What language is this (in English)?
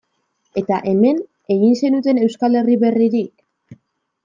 Basque